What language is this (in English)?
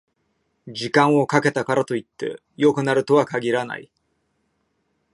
Japanese